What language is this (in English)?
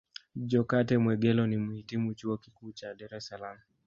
Swahili